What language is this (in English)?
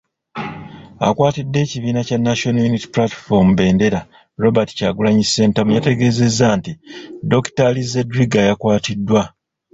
Ganda